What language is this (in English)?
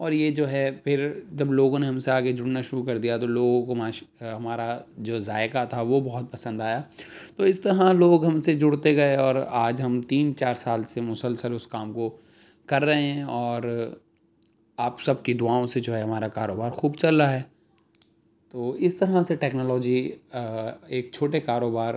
Urdu